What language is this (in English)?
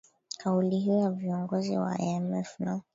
Swahili